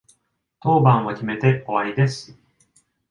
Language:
Japanese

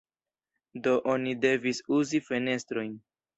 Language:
Esperanto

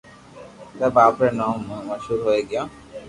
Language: Loarki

